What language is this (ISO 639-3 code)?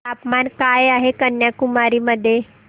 mar